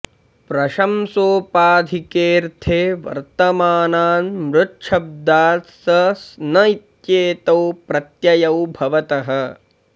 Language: Sanskrit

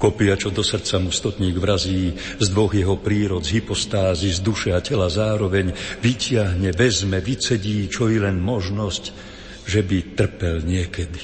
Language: Slovak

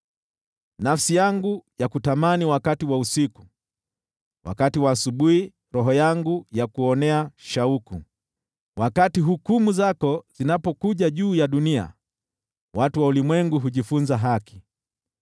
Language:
Swahili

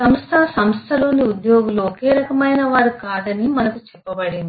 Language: Telugu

